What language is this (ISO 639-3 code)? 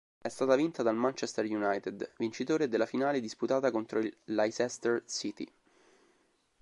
ita